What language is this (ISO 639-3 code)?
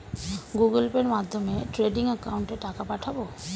ben